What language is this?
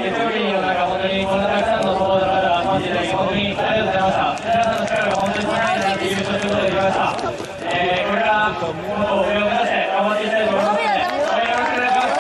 Japanese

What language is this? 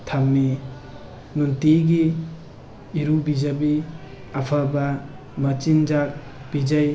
Manipuri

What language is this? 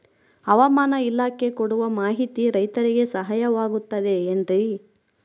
Kannada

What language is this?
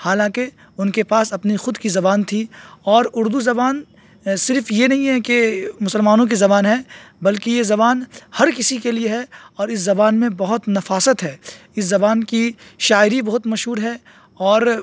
Urdu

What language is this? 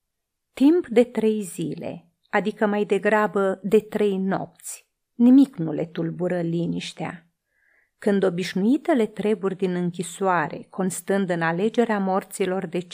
Romanian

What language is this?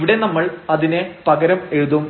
Malayalam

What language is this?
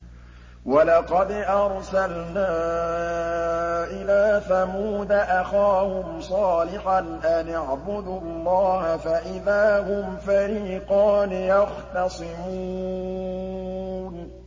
Arabic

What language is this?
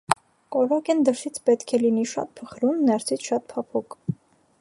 Armenian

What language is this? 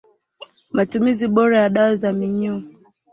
Swahili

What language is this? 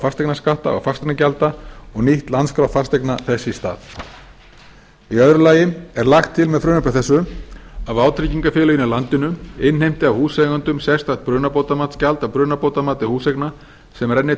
Icelandic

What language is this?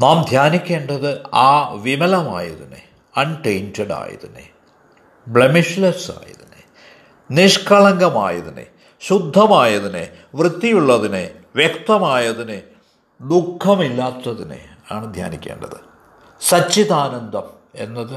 Malayalam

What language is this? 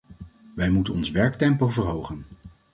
Dutch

